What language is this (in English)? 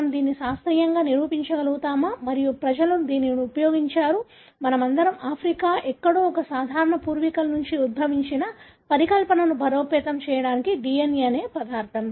Telugu